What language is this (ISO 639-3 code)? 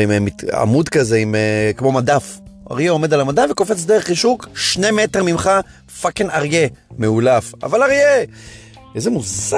heb